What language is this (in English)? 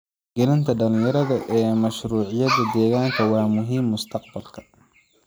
Somali